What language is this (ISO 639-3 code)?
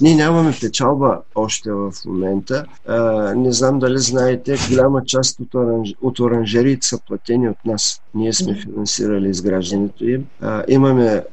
bul